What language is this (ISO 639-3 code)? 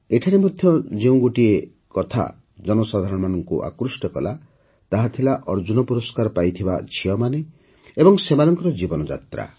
ori